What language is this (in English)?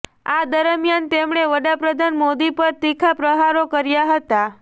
Gujarati